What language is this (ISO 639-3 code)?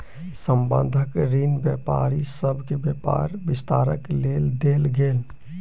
mai